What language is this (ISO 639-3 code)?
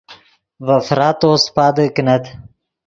ydg